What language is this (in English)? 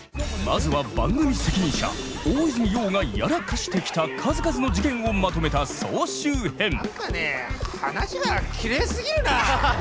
Japanese